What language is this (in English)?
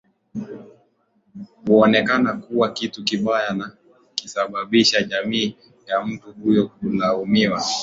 Swahili